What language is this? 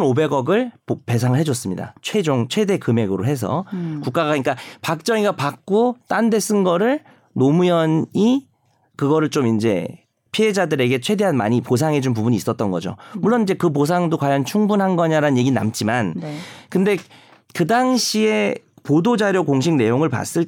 Korean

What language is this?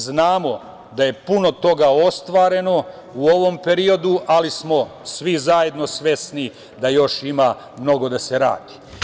Serbian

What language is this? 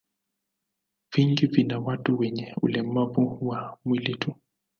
Swahili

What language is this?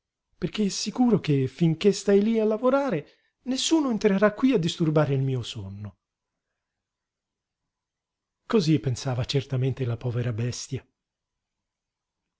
Italian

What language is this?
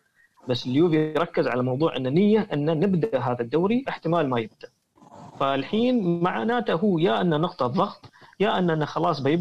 Arabic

